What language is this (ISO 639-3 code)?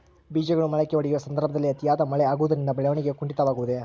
kan